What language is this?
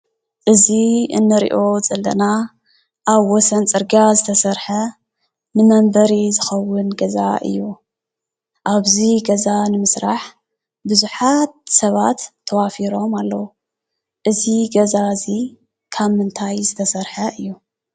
Tigrinya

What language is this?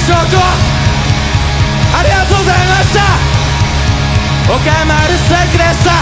Romanian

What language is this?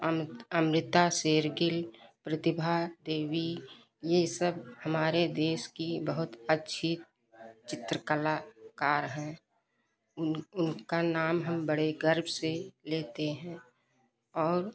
Hindi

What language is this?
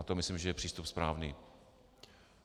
Czech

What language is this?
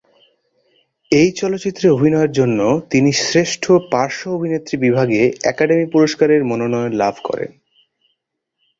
Bangla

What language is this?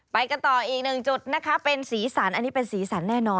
Thai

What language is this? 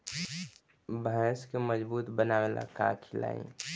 Bhojpuri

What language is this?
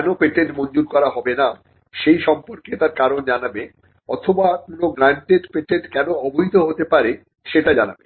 Bangla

